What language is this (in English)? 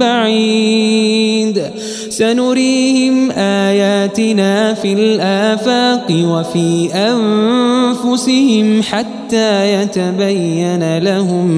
Arabic